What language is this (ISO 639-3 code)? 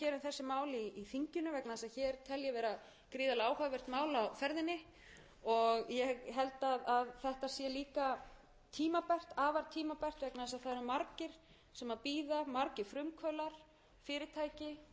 isl